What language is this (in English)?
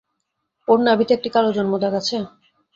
Bangla